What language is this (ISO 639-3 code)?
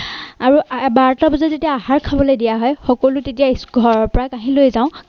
asm